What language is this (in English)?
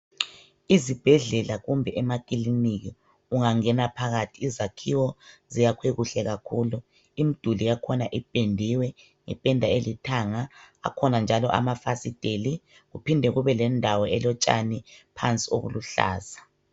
North Ndebele